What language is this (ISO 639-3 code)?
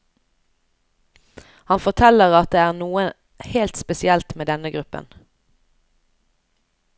nor